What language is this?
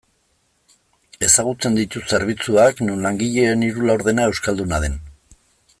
Basque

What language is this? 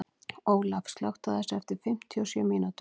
Icelandic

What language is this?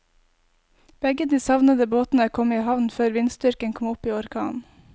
Norwegian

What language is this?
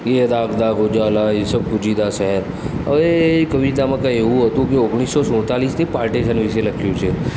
Gujarati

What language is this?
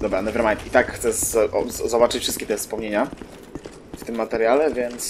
Polish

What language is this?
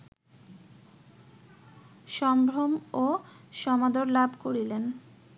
Bangla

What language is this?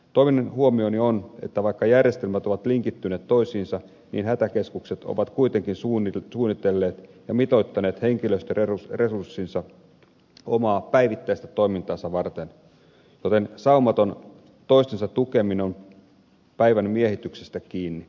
Finnish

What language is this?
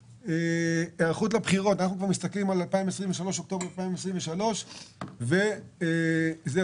Hebrew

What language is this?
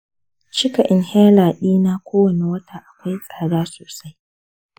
Hausa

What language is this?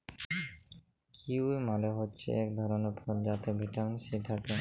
Bangla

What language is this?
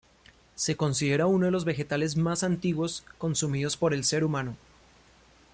Spanish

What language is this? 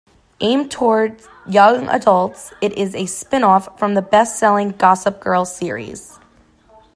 English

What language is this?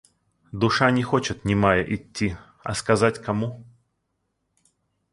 Russian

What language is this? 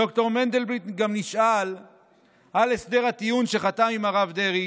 Hebrew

